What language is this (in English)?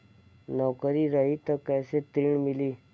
Bhojpuri